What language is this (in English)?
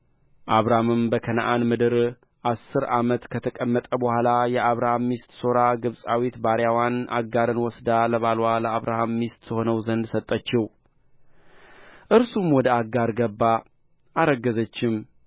Amharic